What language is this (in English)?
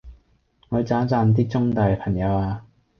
Cantonese